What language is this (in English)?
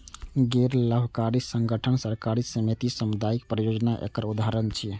Maithili